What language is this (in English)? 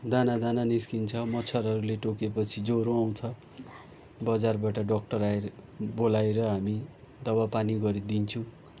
Nepali